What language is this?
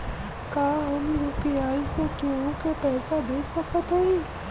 Bhojpuri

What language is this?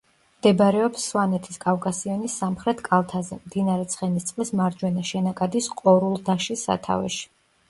Georgian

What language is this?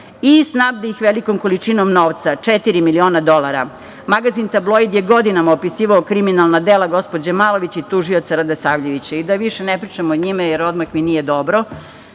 Serbian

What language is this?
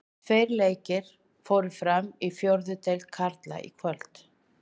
Icelandic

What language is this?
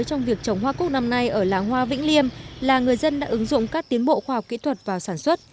Vietnamese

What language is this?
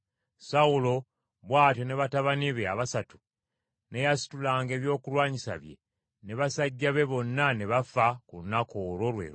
Ganda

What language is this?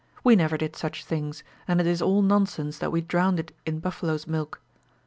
English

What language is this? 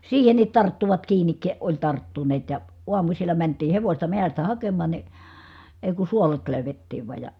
Finnish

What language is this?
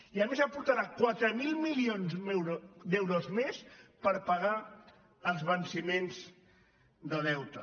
Catalan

